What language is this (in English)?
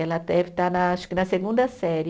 Portuguese